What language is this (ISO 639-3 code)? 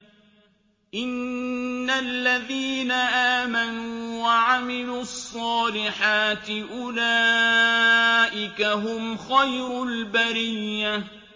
ara